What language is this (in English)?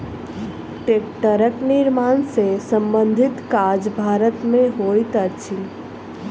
Maithili